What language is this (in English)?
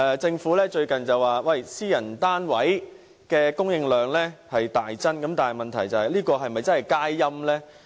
Cantonese